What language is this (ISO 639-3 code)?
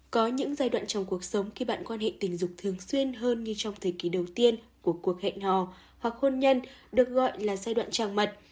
vie